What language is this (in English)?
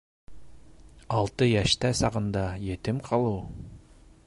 Bashkir